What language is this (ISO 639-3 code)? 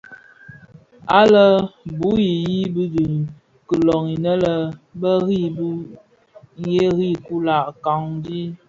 ksf